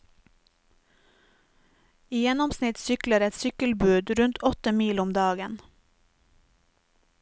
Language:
Norwegian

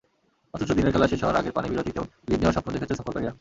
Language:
Bangla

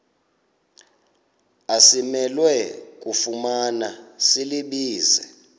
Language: Xhosa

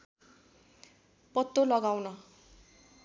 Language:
Nepali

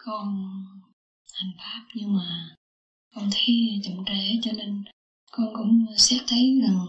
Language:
Vietnamese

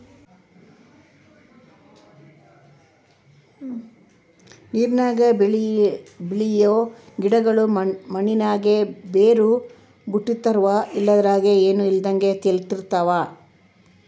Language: Kannada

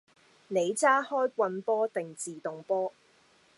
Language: Cantonese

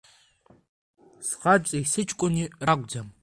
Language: Abkhazian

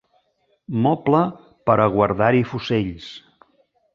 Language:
Catalan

